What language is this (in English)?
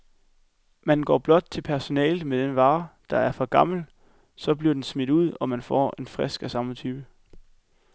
Danish